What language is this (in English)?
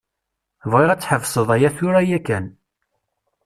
Kabyle